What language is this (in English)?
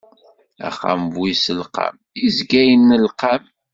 Kabyle